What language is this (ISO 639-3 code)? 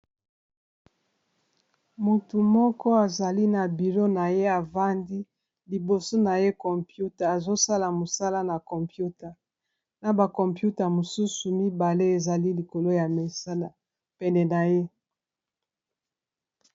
lin